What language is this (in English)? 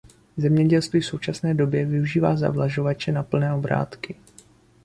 Czech